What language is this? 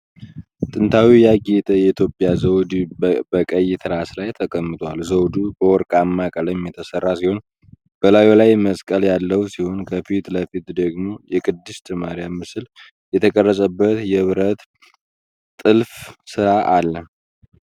Amharic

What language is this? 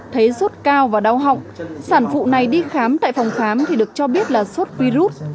Vietnamese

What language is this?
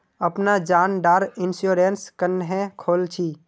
Magahi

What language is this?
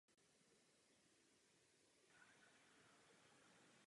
Czech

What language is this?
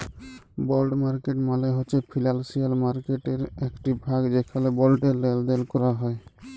Bangla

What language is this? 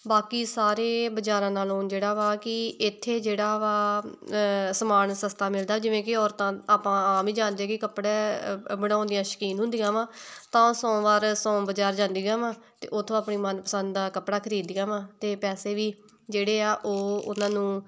Punjabi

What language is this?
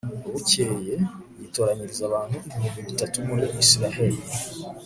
Kinyarwanda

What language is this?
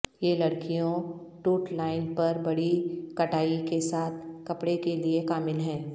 Urdu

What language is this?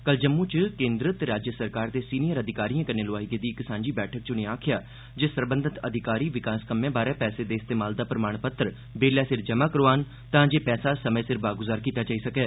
Dogri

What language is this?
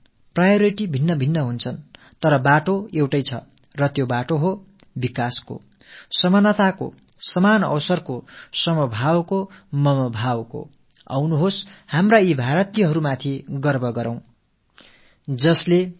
Tamil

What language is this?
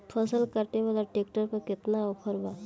Bhojpuri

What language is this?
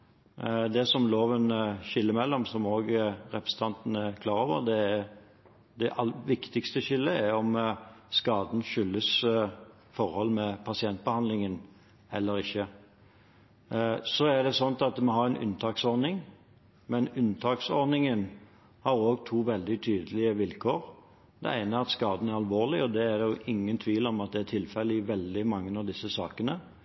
Norwegian Bokmål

